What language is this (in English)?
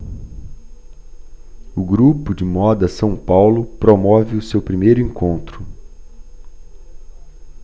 Portuguese